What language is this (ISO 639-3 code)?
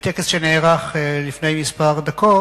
heb